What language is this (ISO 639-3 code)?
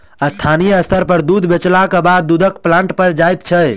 mai